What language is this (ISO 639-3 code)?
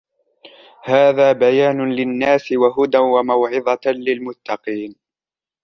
ara